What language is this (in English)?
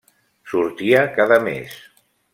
Catalan